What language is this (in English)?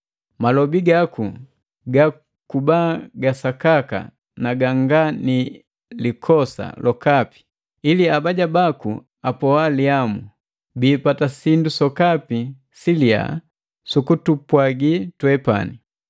Matengo